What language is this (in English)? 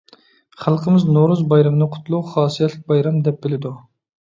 Uyghur